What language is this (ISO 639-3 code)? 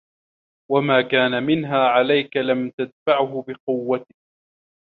ara